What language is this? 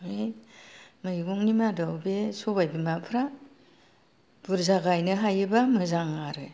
Bodo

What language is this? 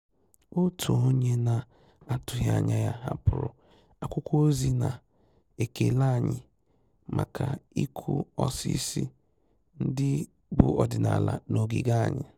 Igbo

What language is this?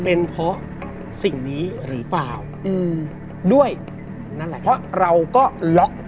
Thai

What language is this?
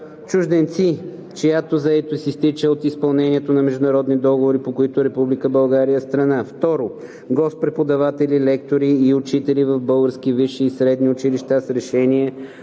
Bulgarian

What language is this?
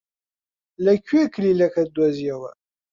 Central Kurdish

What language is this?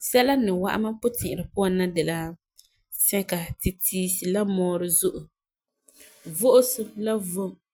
Frafra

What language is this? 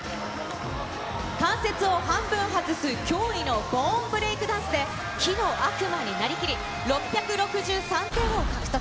Japanese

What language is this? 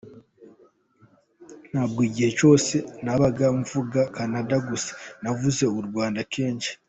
Kinyarwanda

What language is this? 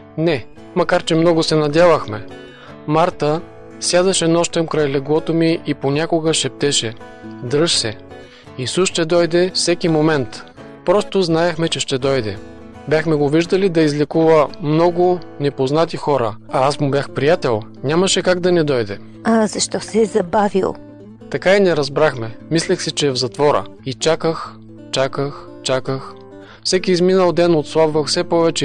Bulgarian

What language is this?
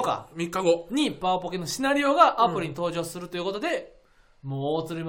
Japanese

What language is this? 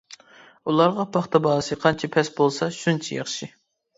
Uyghur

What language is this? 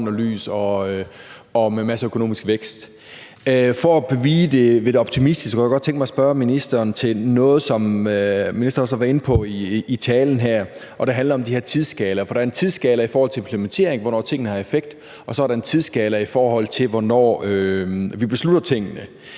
Danish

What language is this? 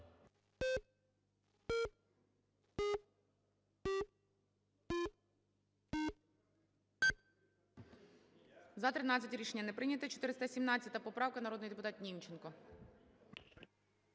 Ukrainian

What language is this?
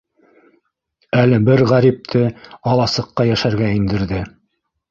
Bashkir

